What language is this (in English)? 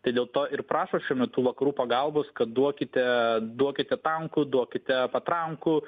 Lithuanian